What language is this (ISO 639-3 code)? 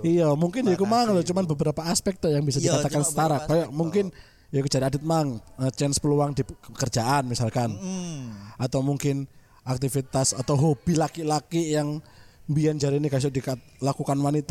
ind